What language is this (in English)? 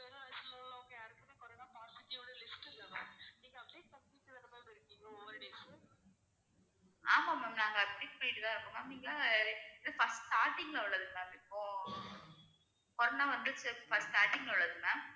Tamil